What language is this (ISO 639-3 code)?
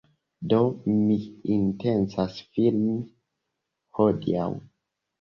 epo